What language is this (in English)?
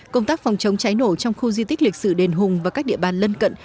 Vietnamese